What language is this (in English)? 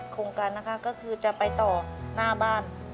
Thai